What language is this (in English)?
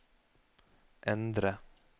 Norwegian